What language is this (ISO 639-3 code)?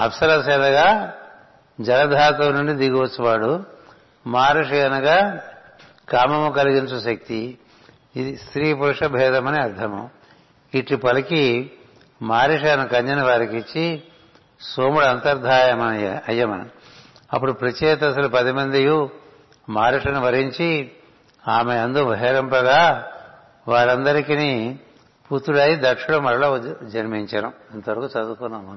tel